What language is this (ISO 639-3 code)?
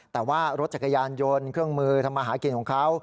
tha